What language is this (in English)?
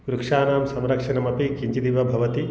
Sanskrit